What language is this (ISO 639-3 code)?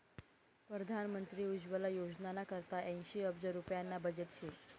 mar